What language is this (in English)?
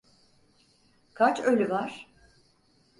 Turkish